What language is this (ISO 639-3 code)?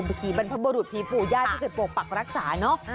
tha